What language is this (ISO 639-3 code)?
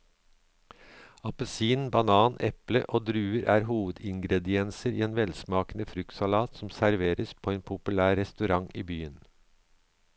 nor